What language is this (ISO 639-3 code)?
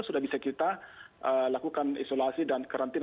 ind